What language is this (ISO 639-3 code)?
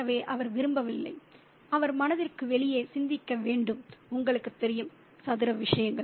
tam